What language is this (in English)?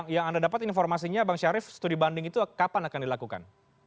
Indonesian